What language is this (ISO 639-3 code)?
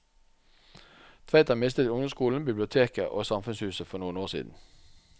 nor